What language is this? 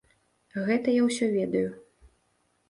Belarusian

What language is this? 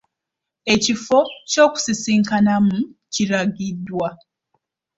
Ganda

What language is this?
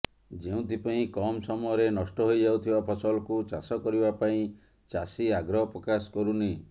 Odia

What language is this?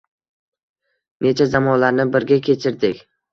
Uzbek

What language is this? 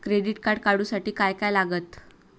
Marathi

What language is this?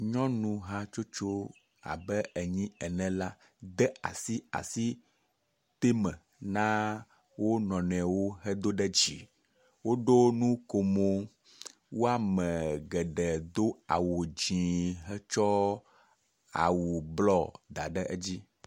Ewe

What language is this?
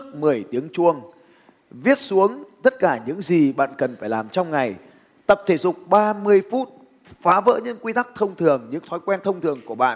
Vietnamese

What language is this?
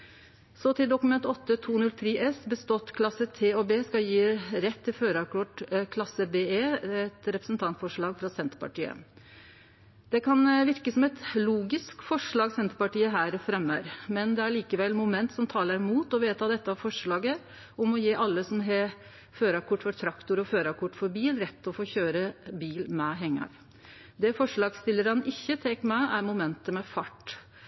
Norwegian Nynorsk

